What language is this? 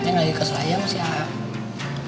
Indonesian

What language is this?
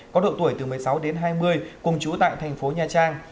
Vietnamese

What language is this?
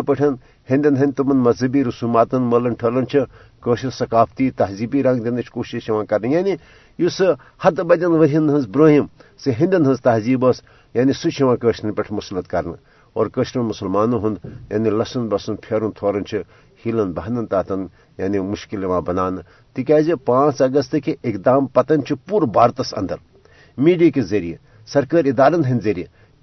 Urdu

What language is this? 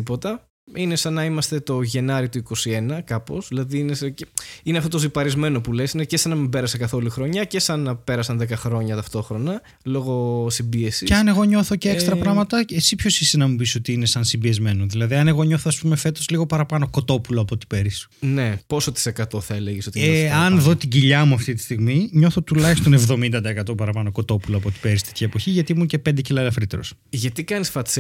Greek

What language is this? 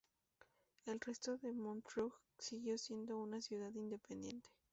Spanish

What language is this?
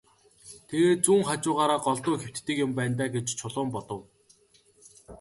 Mongolian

